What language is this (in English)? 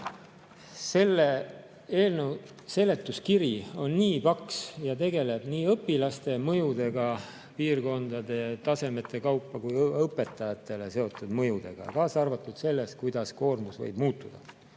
Estonian